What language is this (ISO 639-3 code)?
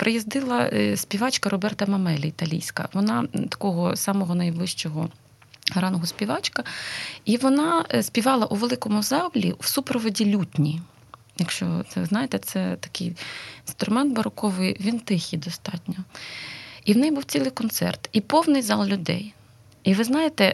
ukr